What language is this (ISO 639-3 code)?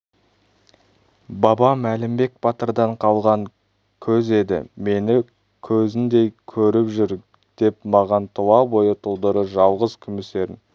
kaz